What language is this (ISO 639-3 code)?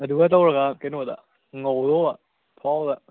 mni